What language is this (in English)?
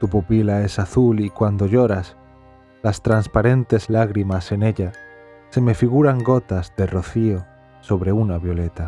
Spanish